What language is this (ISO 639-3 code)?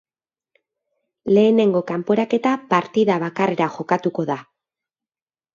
eus